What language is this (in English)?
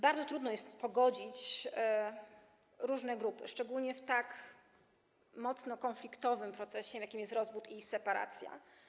Polish